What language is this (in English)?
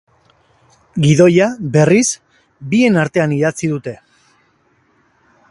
Basque